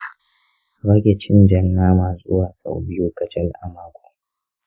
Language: Hausa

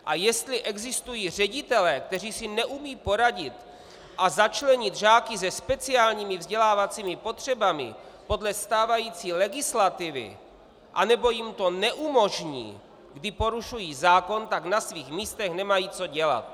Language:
Czech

